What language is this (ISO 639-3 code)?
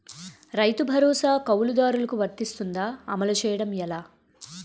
tel